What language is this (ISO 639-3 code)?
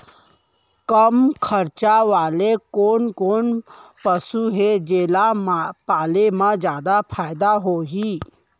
hne